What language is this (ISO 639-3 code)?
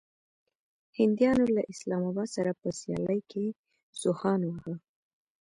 pus